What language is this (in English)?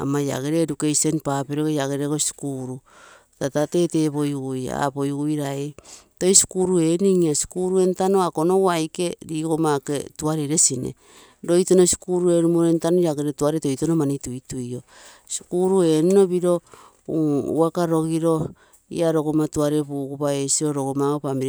Terei